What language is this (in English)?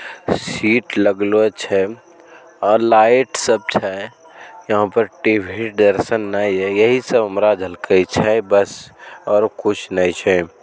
Magahi